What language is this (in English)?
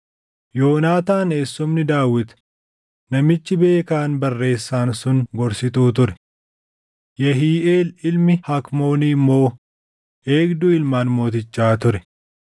Oromo